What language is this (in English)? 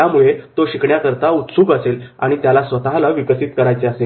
Marathi